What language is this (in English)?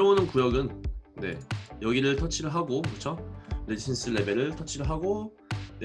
Korean